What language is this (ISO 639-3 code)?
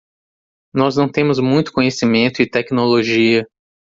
por